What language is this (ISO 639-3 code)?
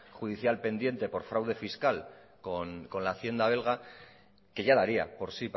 spa